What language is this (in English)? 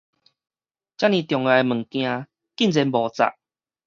Min Nan Chinese